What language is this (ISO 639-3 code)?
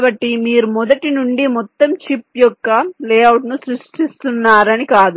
tel